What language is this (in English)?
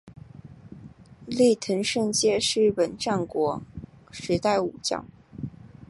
Chinese